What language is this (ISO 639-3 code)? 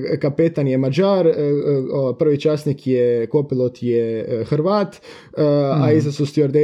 hrv